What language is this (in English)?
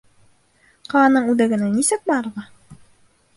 Bashkir